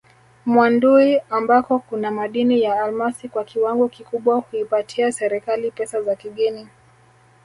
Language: Swahili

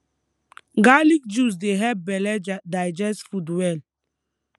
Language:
Nigerian Pidgin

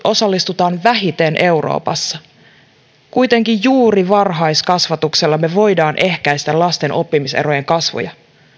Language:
Finnish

